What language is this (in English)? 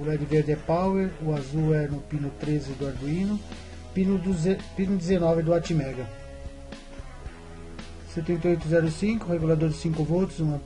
Portuguese